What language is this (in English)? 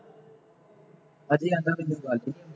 Punjabi